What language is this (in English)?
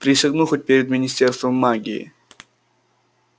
Russian